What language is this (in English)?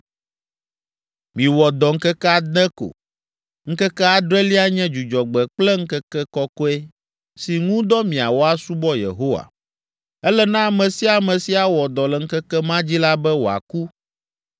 Ewe